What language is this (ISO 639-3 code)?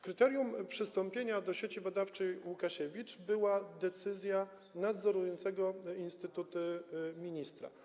pol